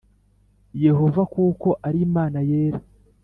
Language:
Kinyarwanda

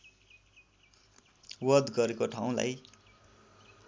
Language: Nepali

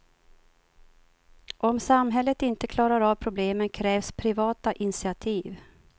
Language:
Swedish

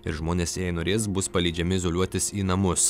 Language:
Lithuanian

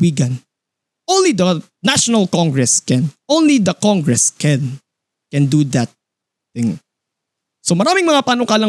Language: Filipino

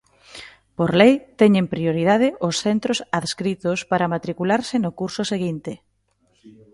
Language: Galician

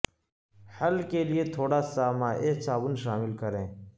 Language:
Urdu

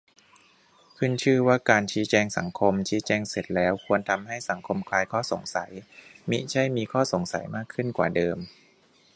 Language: Thai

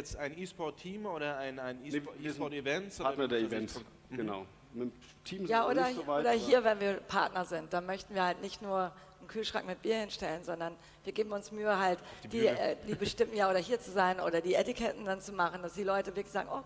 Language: German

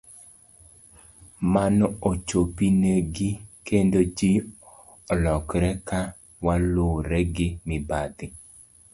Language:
Luo (Kenya and Tanzania)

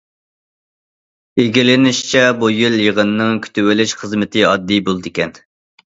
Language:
Uyghur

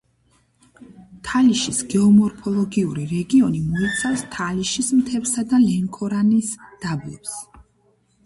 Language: Georgian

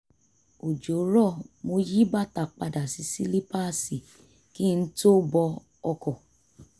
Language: Yoruba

